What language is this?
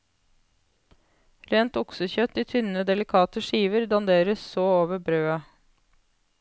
Norwegian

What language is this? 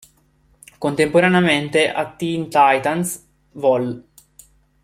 Italian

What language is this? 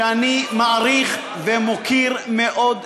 Hebrew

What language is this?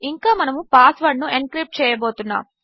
Telugu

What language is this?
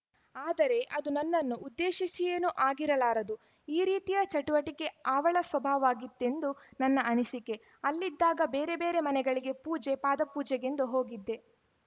Kannada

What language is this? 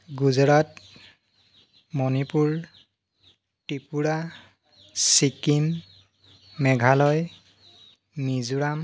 Assamese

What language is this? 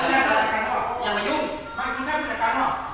Thai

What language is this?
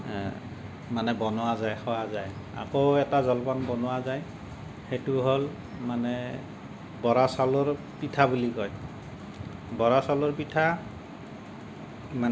Assamese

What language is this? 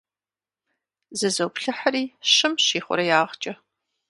Kabardian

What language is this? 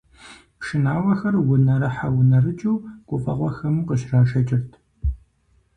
Kabardian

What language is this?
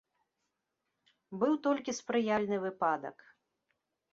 Belarusian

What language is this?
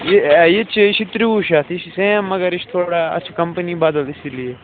Kashmiri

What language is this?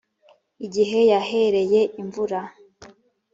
Kinyarwanda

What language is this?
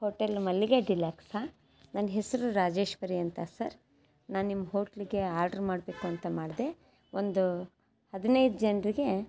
Kannada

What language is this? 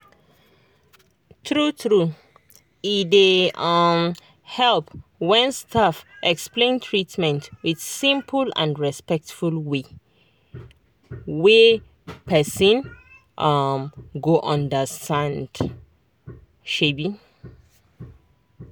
Nigerian Pidgin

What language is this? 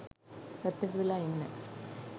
Sinhala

